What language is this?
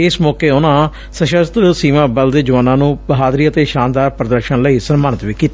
Punjabi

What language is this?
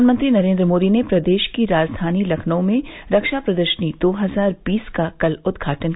Hindi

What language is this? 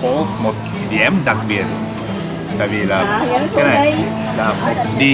Vietnamese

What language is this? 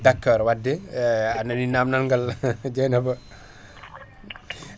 Fula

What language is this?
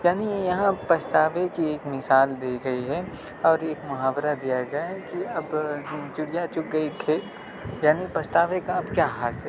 Urdu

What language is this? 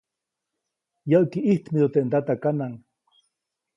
Copainalá Zoque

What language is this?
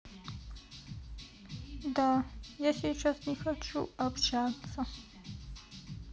Russian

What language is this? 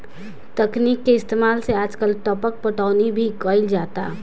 Bhojpuri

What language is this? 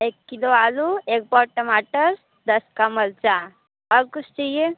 Hindi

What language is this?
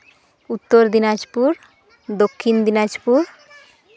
Santali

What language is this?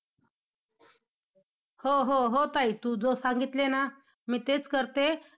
Marathi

